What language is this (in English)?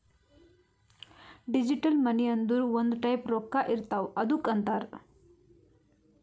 Kannada